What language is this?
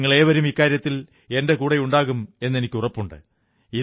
Malayalam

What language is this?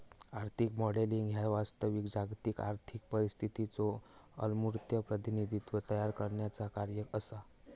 Marathi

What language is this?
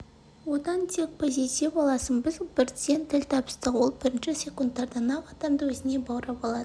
Kazakh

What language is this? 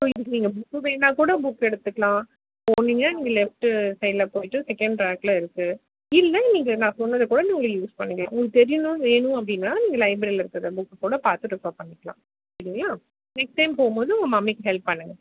Tamil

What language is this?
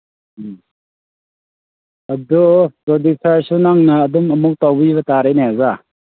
Manipuri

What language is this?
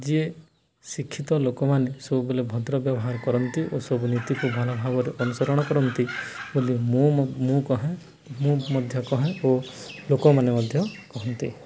Odia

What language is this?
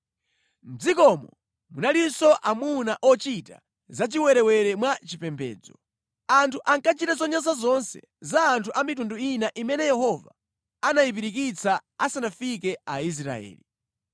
Nyanja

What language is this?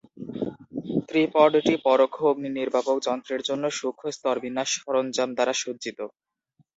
Bangla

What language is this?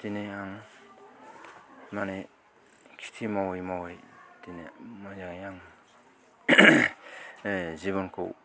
Bodo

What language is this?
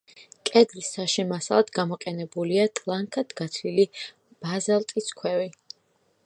Georgian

